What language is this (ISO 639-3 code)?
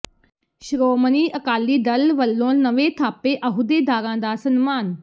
pan